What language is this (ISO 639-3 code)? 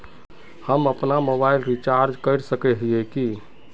mag